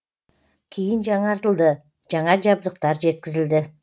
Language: Kazakh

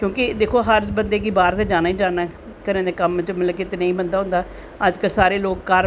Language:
Dogri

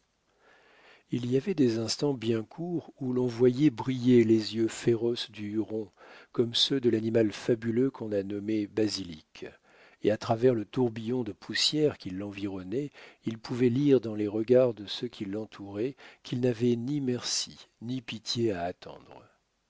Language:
French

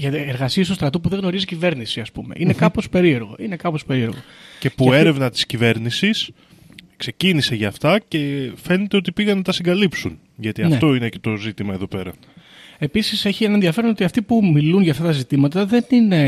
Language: Greek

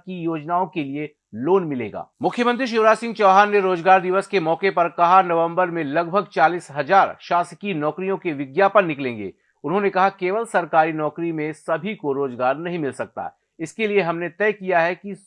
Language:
Hindi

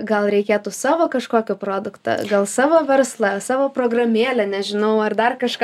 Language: Lithuanian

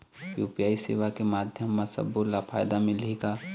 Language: Chhattisgarhi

